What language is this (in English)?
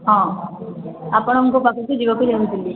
Odia